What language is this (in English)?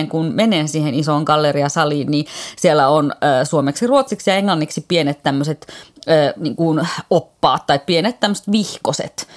Finnish